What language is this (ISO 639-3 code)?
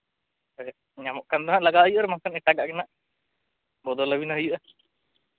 sat